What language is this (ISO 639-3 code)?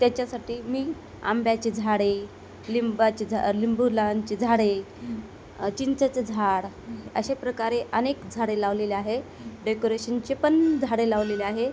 mar